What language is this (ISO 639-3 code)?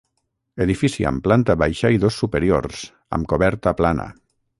cat